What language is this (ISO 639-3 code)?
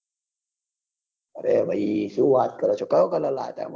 guj